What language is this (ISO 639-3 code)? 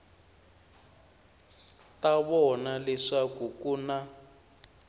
tso